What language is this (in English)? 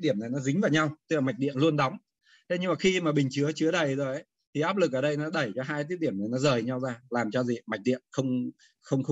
Vietnamese